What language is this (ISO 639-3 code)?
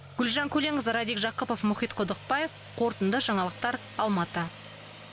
kaz